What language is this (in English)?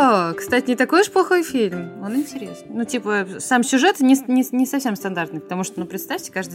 Russian